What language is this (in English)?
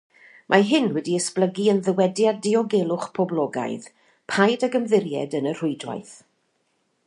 Welsh